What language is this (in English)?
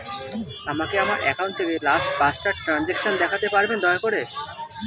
Bangla